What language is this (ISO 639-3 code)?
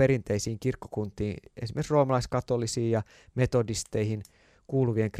fin